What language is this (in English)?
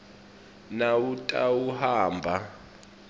Swati